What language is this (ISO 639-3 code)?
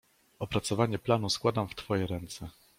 pol